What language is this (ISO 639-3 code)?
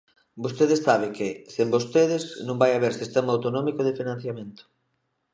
glg